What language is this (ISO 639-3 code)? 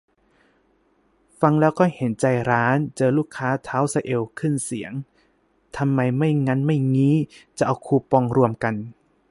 tha